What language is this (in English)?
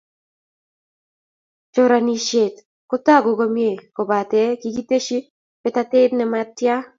Kalenjin